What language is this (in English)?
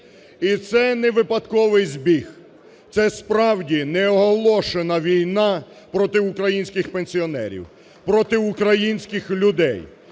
Ukrainian